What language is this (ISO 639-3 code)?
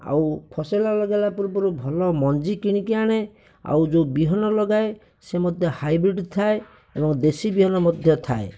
ori